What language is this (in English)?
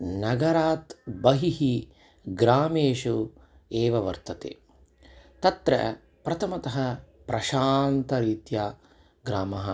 Sanskrit